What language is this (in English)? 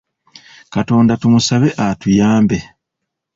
Ganda